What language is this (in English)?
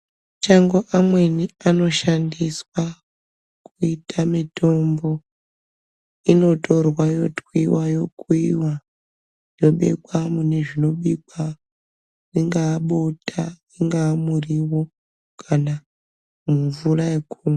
Ndau